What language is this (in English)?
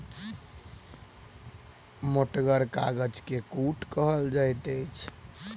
Maithili